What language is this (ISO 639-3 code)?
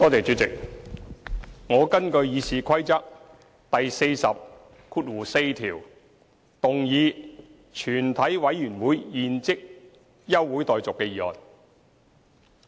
yue